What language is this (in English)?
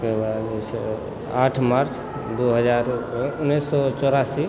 Maithili